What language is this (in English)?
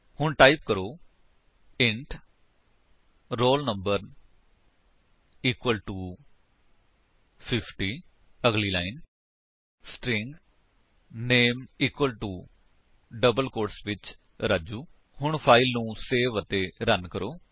Punjabi